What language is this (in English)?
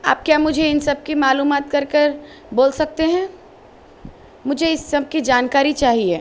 Urdu